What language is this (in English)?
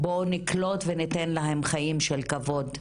Hebrew